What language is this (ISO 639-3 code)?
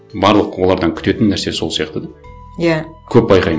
kaz